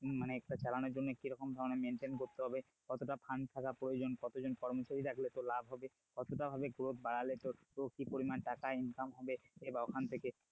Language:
Bangla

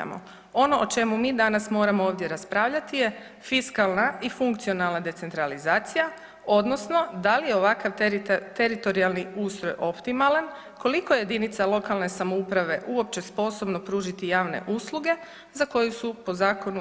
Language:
Croatian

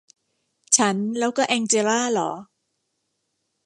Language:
Thai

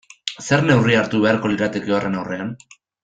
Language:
Basque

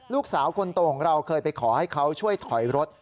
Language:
Thai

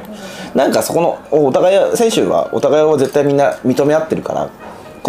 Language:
Japanese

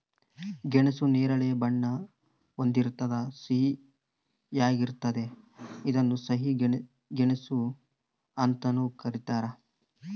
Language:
Kannada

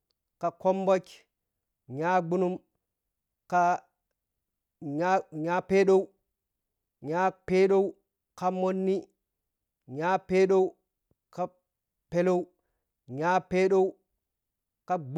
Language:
Piya-Kwonci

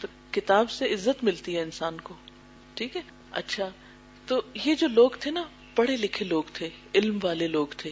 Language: Urdu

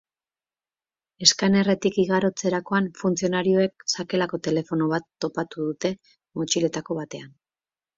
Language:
Basque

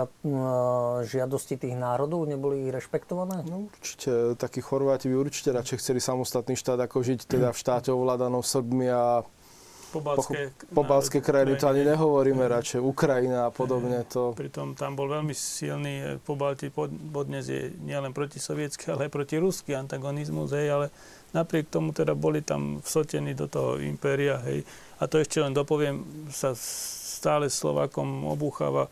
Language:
Slovak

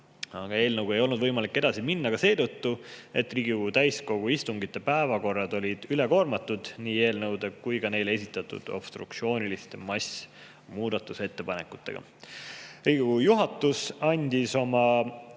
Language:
Estonian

